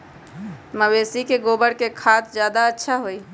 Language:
Magahi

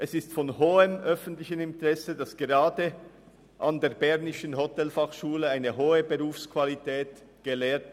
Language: Swiss German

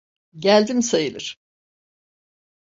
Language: Turkish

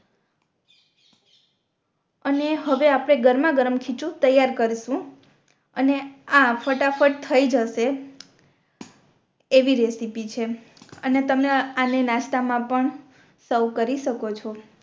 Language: Gujarati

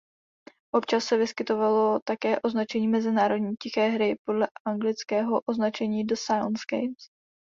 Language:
Czech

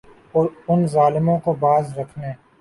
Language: Urdu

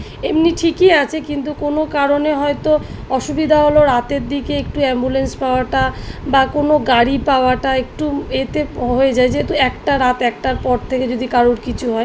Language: Bangla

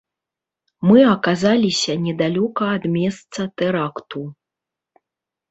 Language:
Belarusian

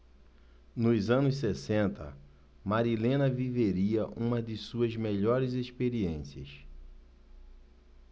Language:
Portuguese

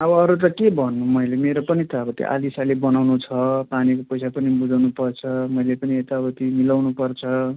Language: Nepali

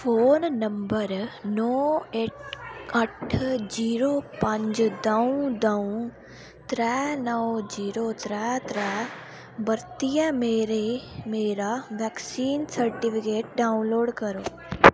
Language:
Dogri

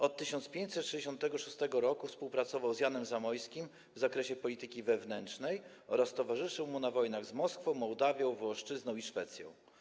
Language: Polish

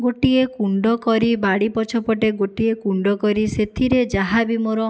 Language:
Odia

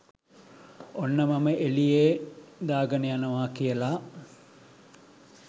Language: Sinhala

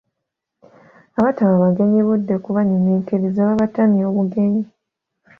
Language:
Ganda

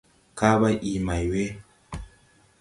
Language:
Tupuri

